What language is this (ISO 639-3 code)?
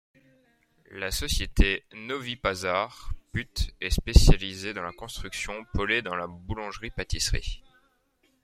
fra